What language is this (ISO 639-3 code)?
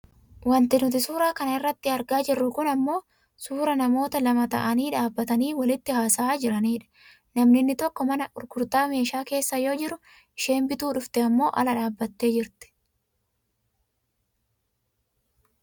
orm